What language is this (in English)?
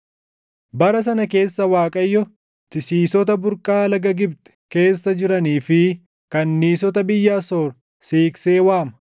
Oromo